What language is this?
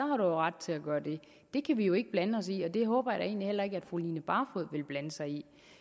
Danish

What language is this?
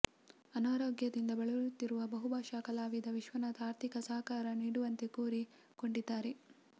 Kannada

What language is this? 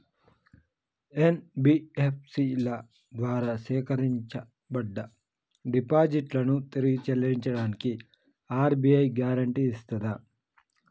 Telugu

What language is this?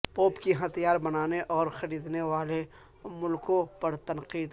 Urdu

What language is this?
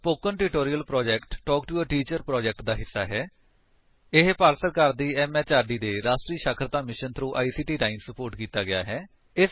Punjabi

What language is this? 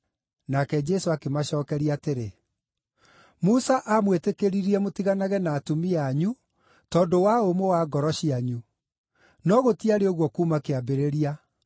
Kikuyu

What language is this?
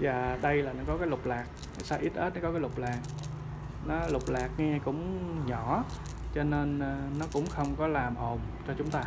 Vietnamese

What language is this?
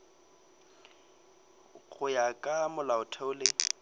Northern Sotho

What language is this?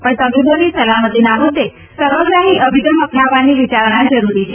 Gujarati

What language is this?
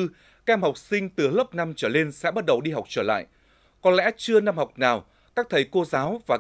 Vietnamese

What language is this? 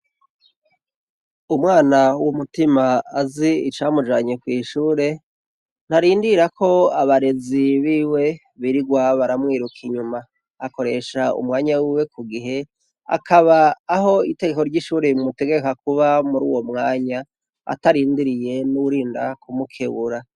Rundi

